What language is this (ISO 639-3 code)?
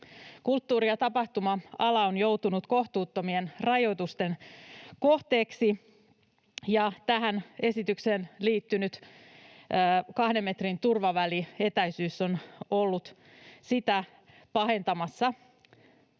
fin